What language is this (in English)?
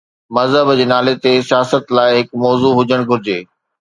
Sindhi